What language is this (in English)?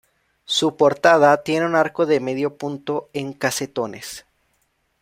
Spanish